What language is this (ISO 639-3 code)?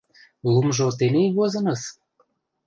chm